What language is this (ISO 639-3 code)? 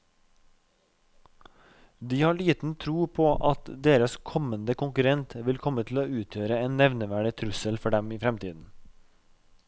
nor